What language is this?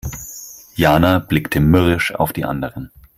German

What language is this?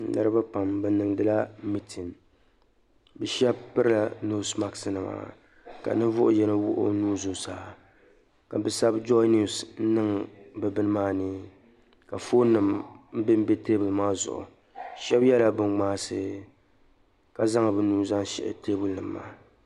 Dagbani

